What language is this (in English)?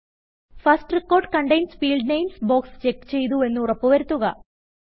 Malayalam